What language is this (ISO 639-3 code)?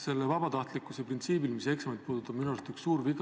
est